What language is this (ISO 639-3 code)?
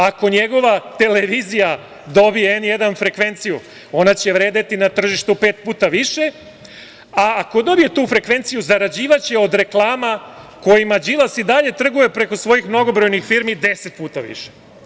srp